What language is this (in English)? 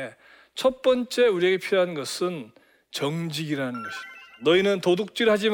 Korean